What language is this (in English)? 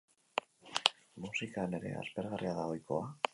Basque